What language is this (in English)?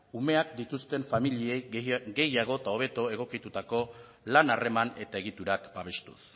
Basque